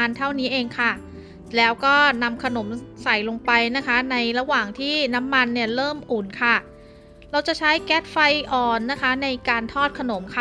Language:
Thai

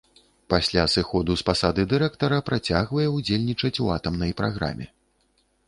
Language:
Belarusian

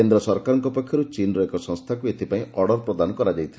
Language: Odia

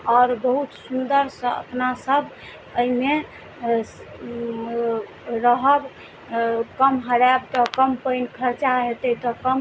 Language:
Maithili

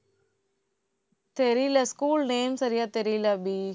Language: Tamil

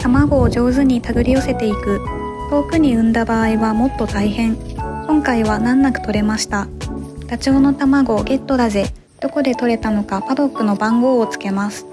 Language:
Japanese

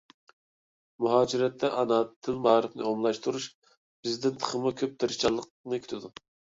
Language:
Uyghur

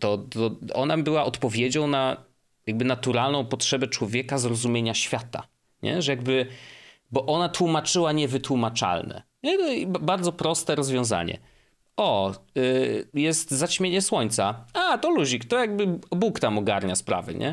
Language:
Polish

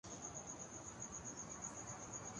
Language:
Urdu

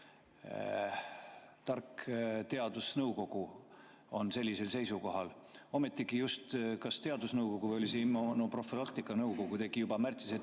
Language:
Estonian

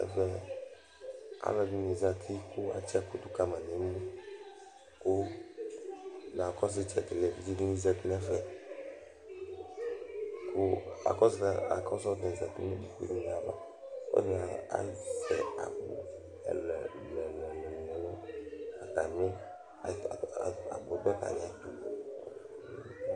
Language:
Ikposo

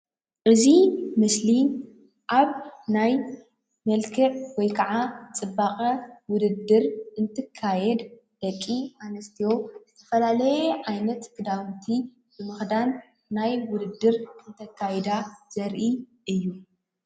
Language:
Tigrinya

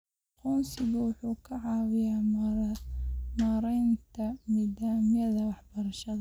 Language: Somali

